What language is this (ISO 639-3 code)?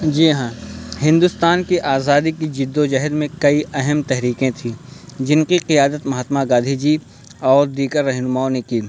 urd